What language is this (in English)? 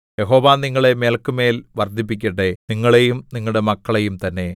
Malayalam